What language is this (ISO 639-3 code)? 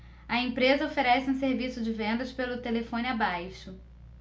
por